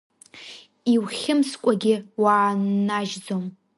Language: Abkhazian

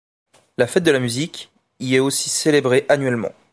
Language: French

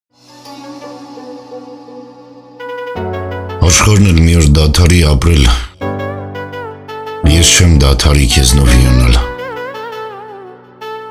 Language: Romanian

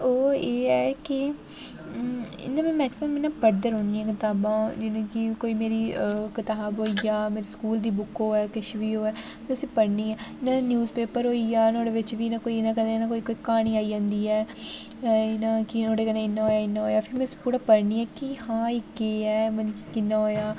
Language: Dogri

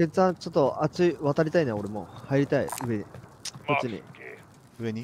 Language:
Japanese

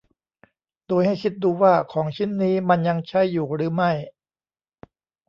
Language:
Thai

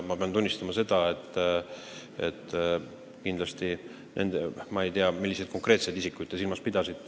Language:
Estonian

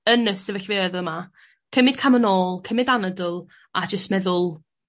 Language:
Welsh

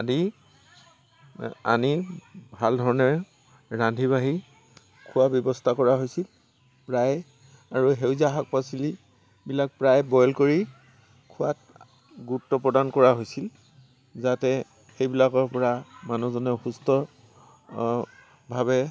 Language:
Assamese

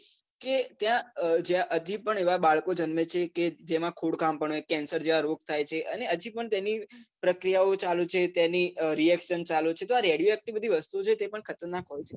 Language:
Gujarati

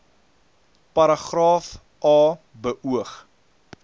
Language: Afrikaans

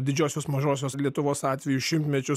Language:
Lithuanian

